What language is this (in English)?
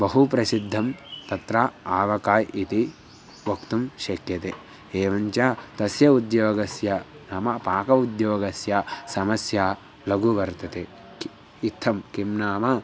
Sanskrit